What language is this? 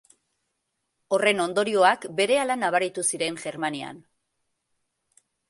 Basque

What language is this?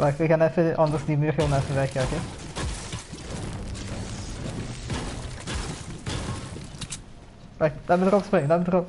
Dutch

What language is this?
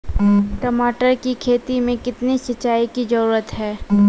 Maithili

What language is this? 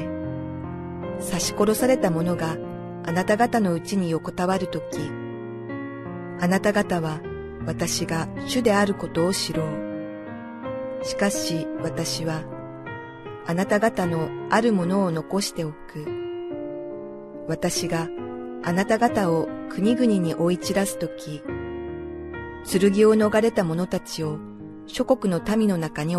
Japanese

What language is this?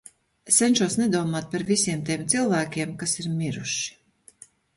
Latvian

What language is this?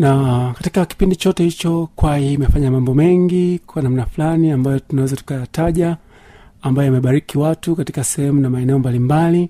Swahili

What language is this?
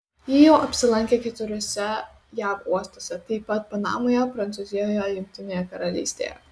Lithuanian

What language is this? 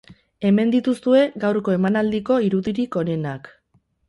Basque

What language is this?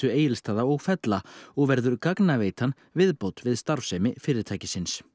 Icelandic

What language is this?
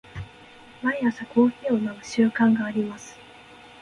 Japanese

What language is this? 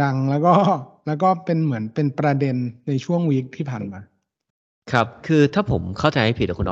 Thai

